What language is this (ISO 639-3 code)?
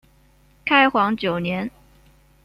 zho